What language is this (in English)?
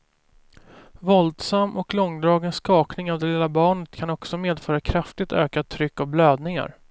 Swedish